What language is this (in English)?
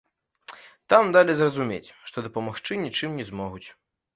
Belarusian